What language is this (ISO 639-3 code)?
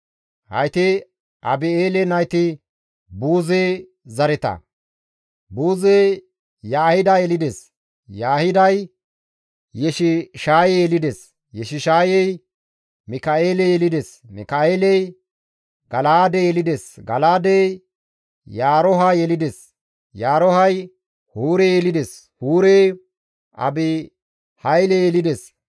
gmv